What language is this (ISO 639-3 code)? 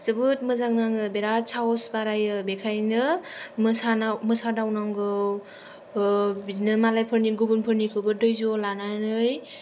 brx